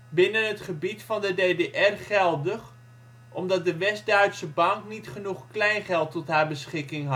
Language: Dutch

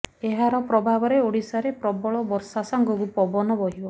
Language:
Odia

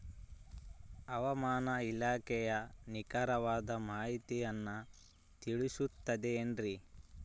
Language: Kannada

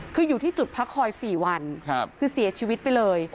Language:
Thai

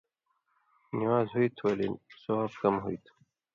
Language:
Indus Kohistani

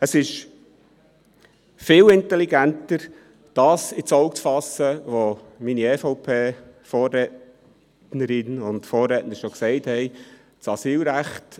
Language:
Swiss German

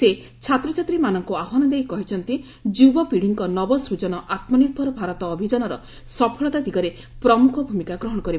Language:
Odia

